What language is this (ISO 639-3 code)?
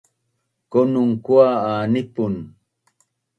bnn